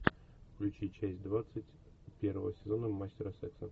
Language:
Russian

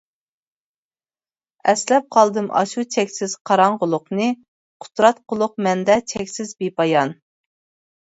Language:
Uyghur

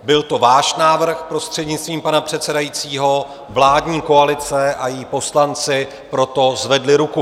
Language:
Czech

